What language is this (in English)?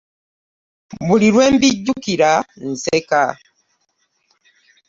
Ganda